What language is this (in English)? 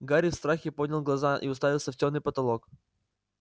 Russian